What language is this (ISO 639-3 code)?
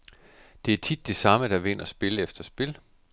dan